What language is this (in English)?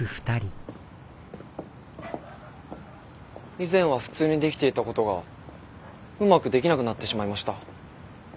Japanese